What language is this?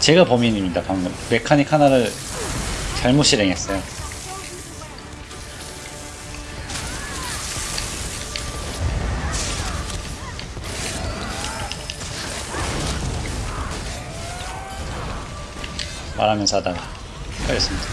Korean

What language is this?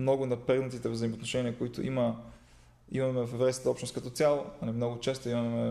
Bulgarian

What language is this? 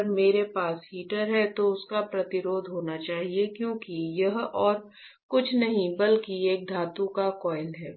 Hindi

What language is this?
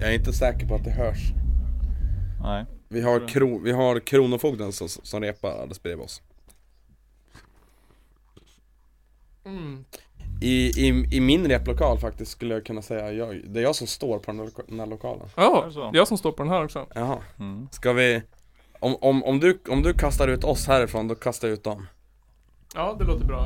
Swedish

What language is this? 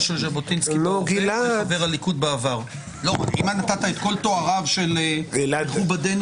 Hebrew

